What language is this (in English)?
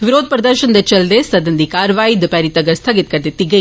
Dogri